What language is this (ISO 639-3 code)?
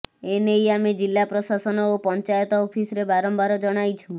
ori